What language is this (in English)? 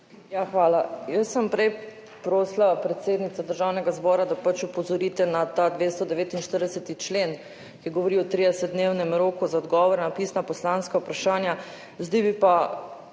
Slovenian